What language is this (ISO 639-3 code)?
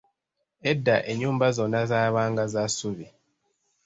lug